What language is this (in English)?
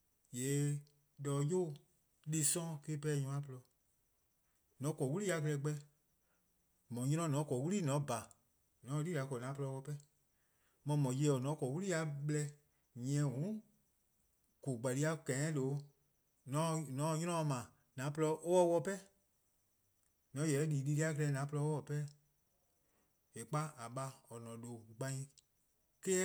Eastern Krahn